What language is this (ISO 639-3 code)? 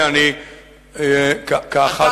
heb